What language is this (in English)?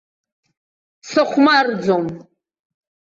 Abkhazian